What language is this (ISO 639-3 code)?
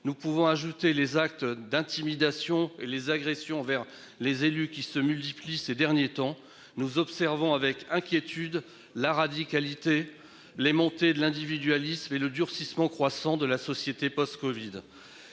fra